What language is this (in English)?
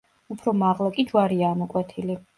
Georgian